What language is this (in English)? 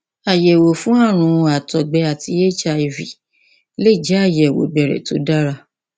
Yoruba